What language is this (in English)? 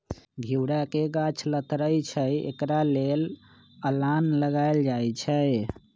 Magahi